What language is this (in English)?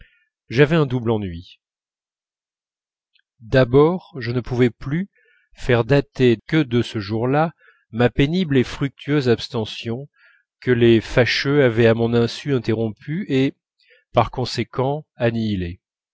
French